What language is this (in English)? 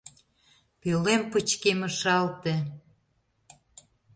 Mari